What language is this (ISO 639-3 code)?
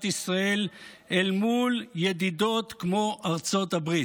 heb